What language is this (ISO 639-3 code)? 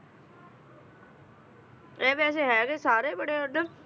pan